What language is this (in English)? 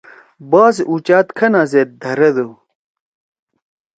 Torwali